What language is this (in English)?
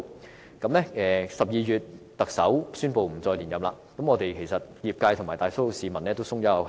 Cantonese